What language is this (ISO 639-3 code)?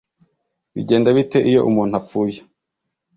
kin